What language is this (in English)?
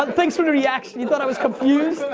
English